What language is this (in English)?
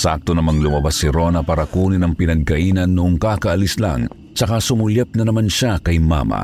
Filipino